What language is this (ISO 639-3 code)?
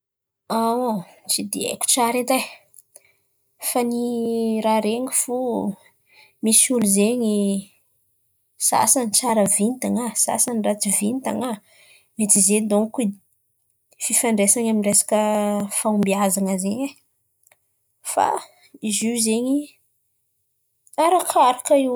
xmv